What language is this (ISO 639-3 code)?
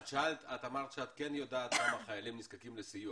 heb